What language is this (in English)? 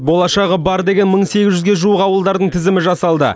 Kazakh